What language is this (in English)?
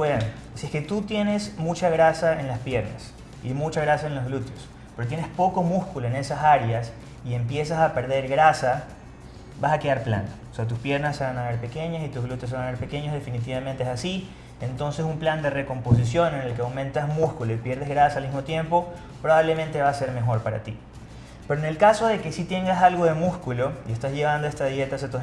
Spanish